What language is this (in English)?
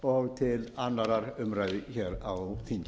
Icelandic